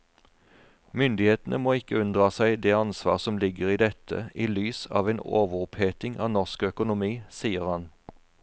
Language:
Norwegian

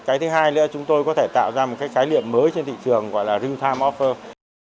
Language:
Vietnamese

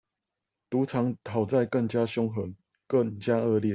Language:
Chinese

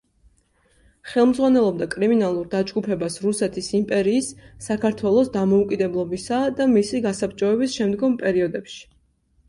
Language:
Georgian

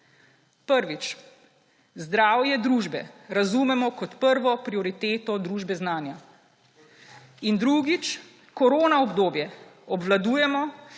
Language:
Slovenian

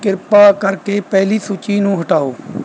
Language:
Punjabi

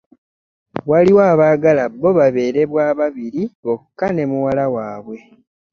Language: Ganda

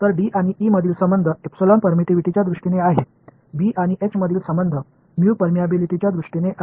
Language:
Marathi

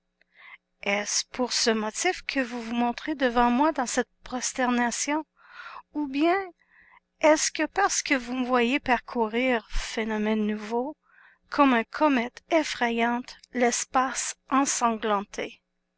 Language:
French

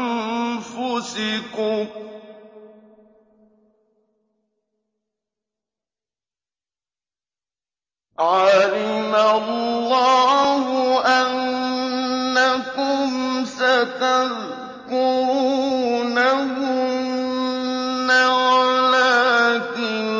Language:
Arabic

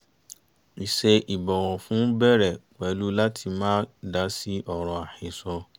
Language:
Yoruba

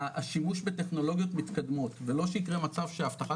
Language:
Hebrew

